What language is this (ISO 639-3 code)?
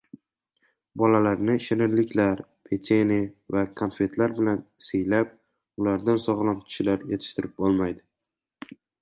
uzb